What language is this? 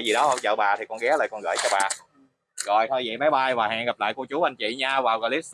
Vietnamese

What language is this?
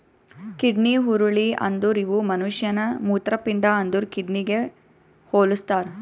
Kannada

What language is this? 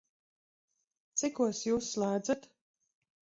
Latvian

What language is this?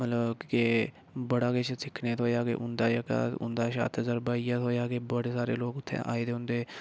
Dogri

